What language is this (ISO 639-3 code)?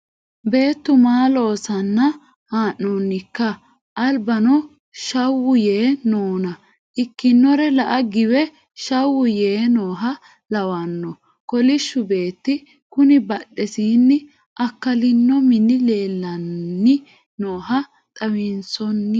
sid